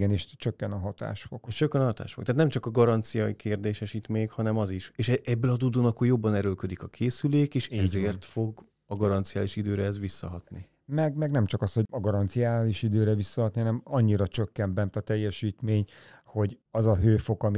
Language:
Hungarian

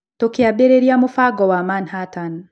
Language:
Kikuyu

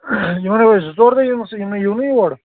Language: Kashmiri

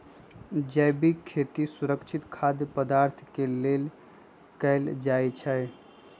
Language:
Magahi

